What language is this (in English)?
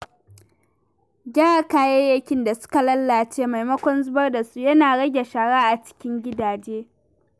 Hausa